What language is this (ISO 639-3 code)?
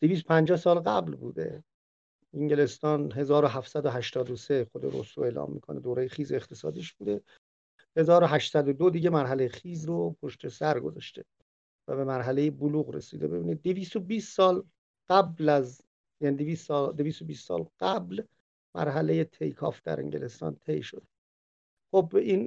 fas